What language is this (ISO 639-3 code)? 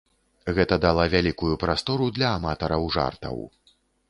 bel